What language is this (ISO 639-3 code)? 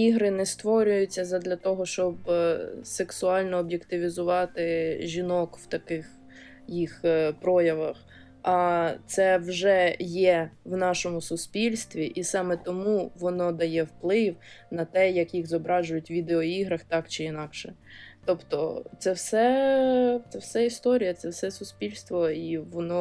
ukr